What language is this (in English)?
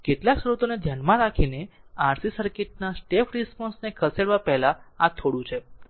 Gujarati